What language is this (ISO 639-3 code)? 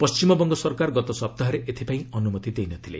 ori